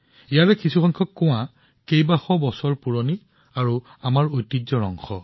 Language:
Assamese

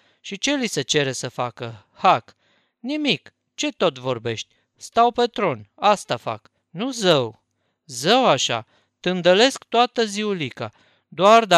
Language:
Romanian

